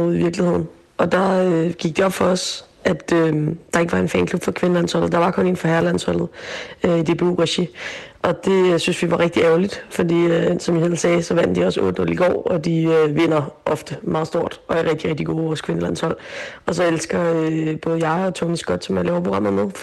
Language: Danish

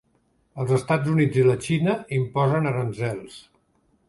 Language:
Catalan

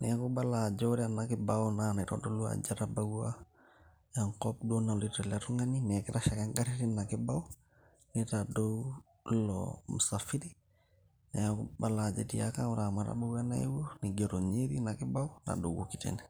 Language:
Masai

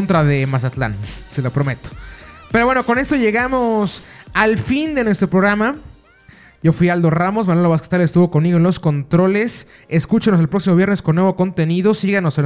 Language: Spanish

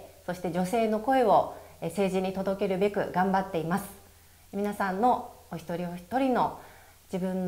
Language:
Japanese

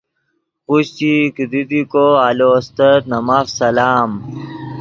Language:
Yidgha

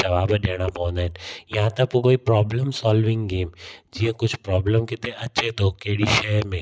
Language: Sindhi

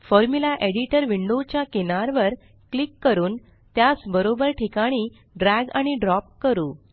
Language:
Marathi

